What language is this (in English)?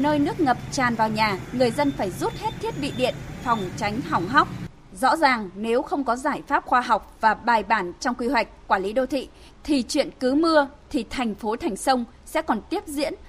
Vietnamese